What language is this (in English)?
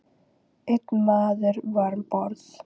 Icelandic